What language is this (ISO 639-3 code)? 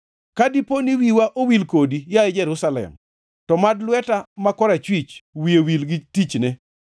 luo